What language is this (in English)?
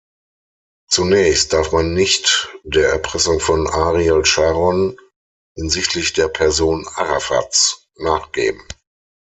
German